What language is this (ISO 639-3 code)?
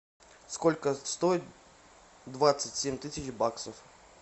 rus